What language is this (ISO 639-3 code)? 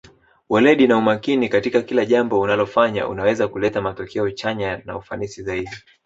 swa